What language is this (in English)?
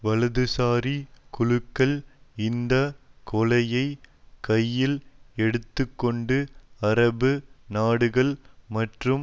Tamil